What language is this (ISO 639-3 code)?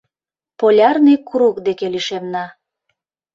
chm